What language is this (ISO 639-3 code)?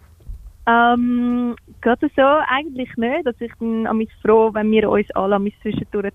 deu